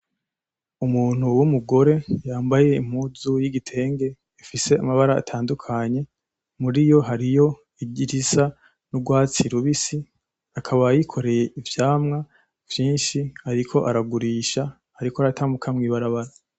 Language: Rundi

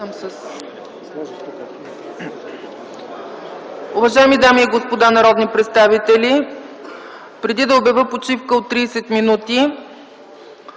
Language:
Bulgarian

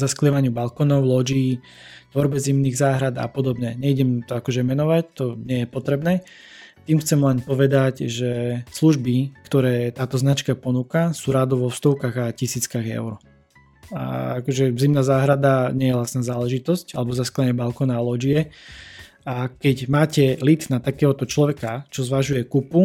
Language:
Slovak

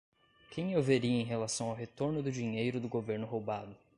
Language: Portuguese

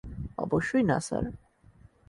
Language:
Bangla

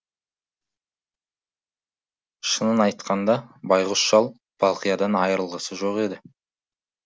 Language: Kazakh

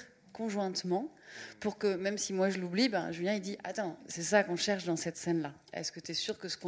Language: French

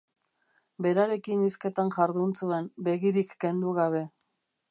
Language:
Basque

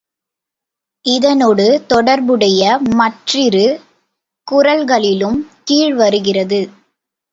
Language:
Tamil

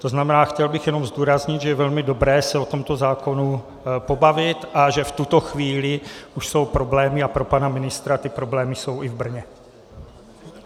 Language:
Czech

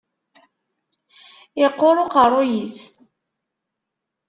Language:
Kabyle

